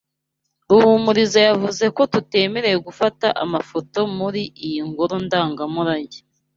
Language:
Kinyarwanda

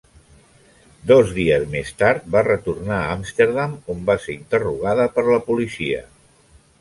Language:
Catalan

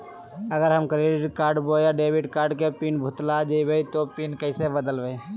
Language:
Magahi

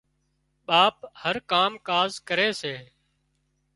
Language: Wadiyara Koli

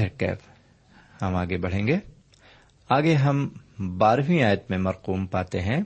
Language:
Urdu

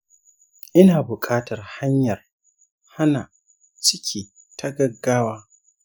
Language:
Hausa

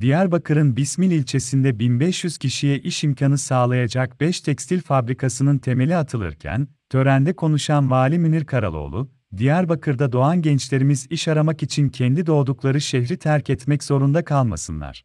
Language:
Turkish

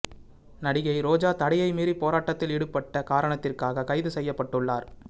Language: Tamil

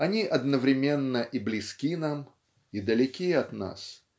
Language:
Russian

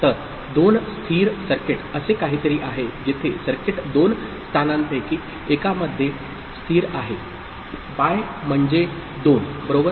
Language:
Marathi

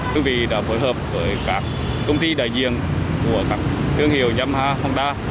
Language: Vietnamese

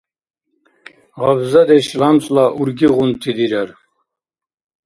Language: Dargwa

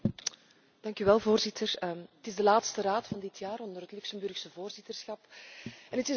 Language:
Dutch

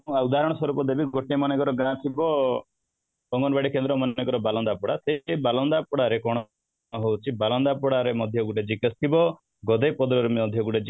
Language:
Odia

